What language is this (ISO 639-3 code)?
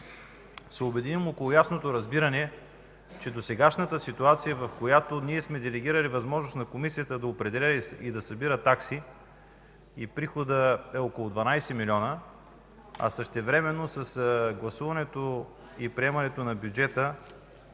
bul